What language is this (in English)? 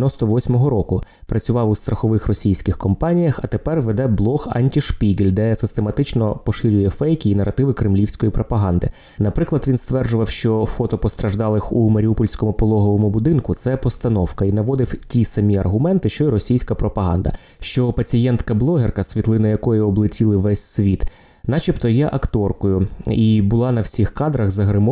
Ukrainian